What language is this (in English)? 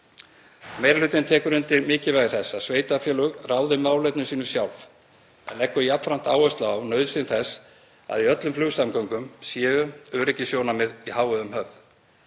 Icelandic